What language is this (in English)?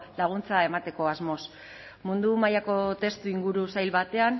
Basque